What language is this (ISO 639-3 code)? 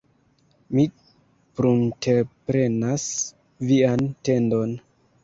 epo